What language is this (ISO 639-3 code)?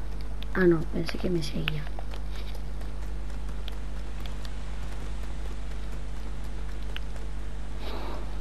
spa